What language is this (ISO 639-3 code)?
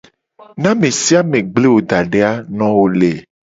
gej